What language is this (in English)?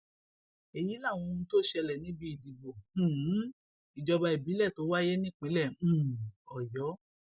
Yoruba